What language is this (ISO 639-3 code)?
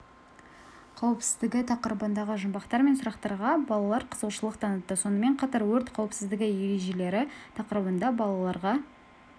kaz